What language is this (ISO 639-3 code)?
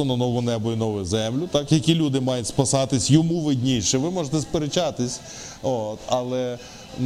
ukr